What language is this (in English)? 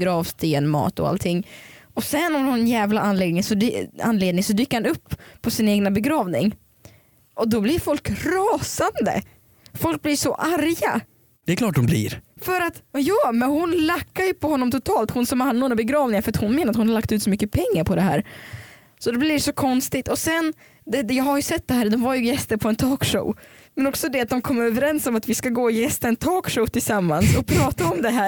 Swedish